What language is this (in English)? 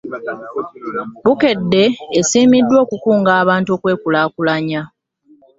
Ganda